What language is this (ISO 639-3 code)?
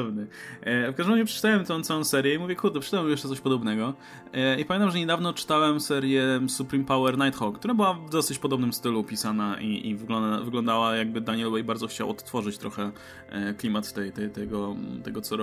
pol